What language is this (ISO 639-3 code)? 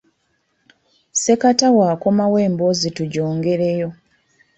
lug